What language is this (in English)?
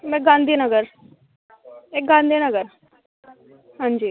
Dogri